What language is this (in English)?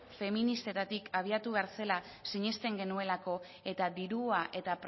Basque